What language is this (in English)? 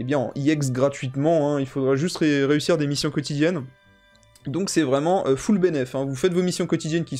French